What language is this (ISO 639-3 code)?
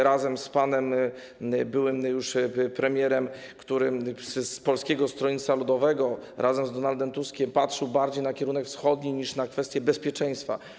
pol